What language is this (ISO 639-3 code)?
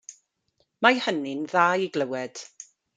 cym